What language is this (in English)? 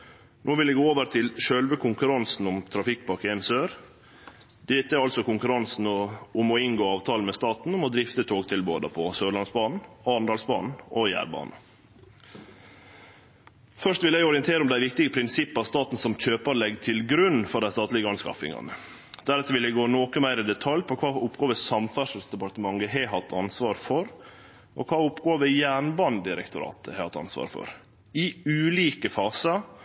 Norwegian Nynorsk